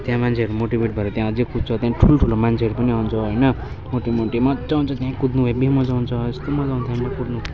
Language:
Nepali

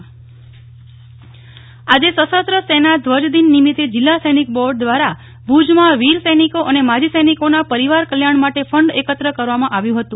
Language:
Gujarati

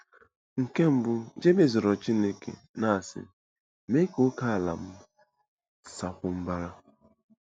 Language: Igbo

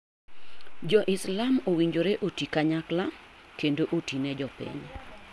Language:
Luo (Kenya and Tanzania)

